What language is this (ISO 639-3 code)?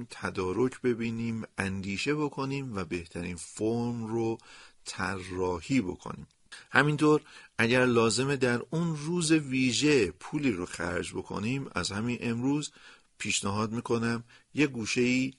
fas